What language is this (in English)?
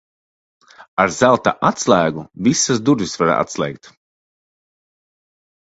Latvian